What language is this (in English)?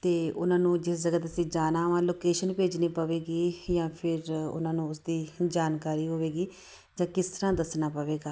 Punjabi